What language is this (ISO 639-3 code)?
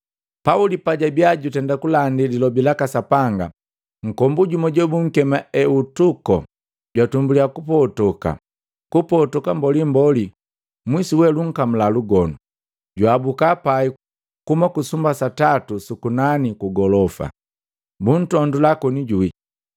mgv